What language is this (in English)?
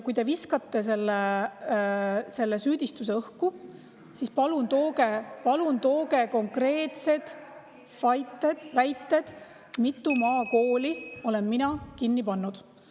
Estonian